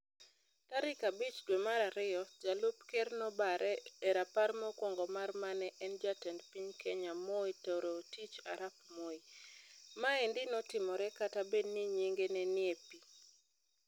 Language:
Luo (Kenya and Tanzania)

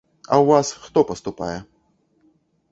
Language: Belarusian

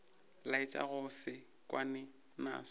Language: Northern Sotho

